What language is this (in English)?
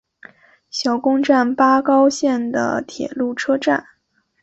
Chinese